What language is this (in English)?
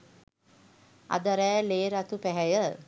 Sinhala